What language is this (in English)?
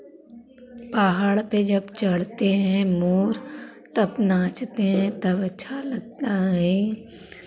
Hindi